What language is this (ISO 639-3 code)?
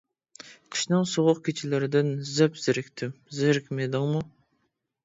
uig